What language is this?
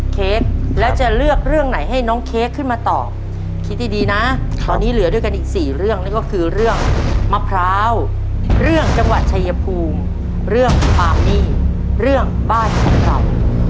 Thai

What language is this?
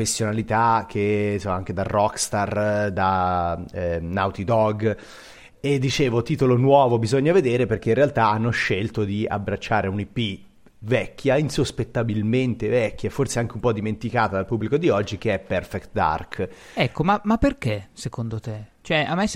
Italian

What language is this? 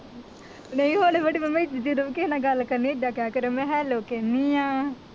Punjabi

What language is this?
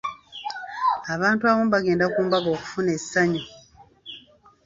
Ganda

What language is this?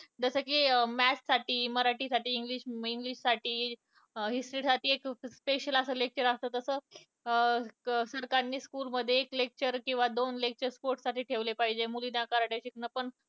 Marathi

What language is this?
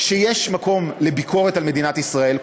Hebrew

